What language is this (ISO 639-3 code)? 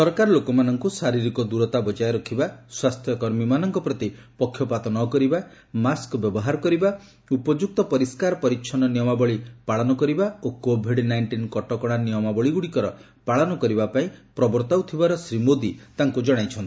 ori